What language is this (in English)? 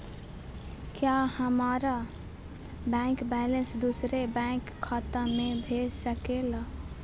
Magahi